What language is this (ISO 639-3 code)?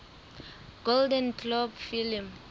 sot